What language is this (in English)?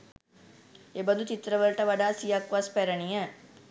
Sinhala